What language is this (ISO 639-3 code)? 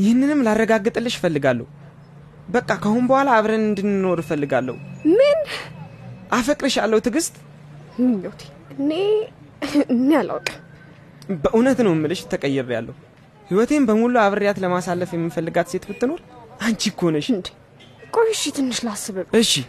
amh